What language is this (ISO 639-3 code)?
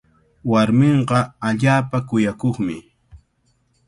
qvl